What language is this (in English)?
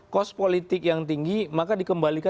Indonesian